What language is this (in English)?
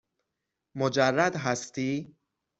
Persian